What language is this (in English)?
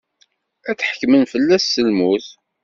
Kabyle